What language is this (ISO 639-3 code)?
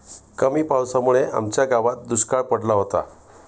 mar